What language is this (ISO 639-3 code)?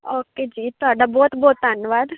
pan